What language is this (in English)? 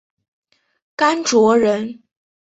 Chinese